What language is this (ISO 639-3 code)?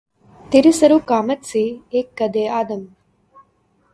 urd